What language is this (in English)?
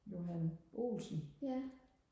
Danish